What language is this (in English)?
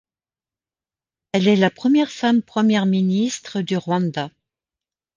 French